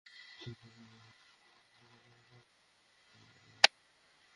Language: Bangla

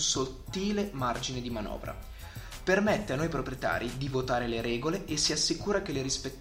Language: Italian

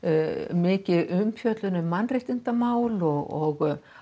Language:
Icelandic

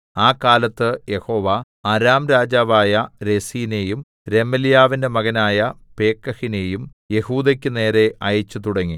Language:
Malayalam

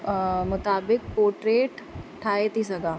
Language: Sindhi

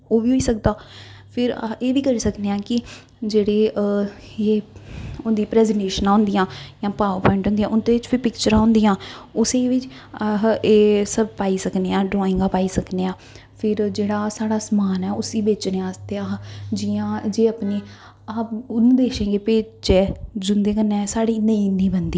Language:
Dogri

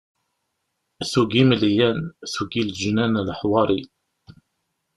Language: Kabyle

